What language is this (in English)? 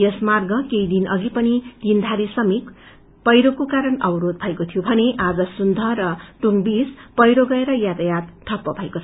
Nepali